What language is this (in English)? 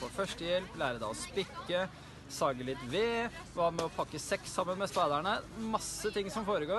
Norwegian